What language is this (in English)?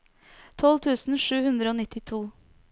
Norwegian